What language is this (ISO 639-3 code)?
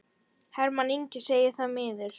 isl